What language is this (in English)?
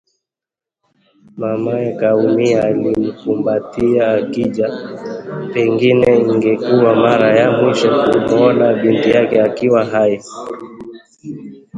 Swahili